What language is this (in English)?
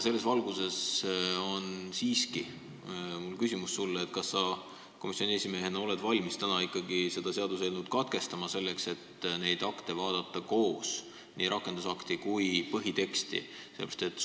Estonian